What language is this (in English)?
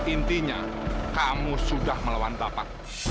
Indonesian